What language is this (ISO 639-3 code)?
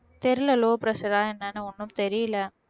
tam